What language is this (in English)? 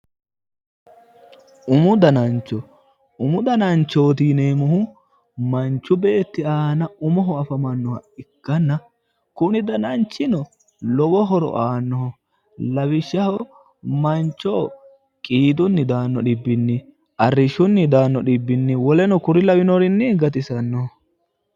Sidamo